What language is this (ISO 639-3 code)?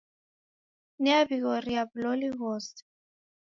dav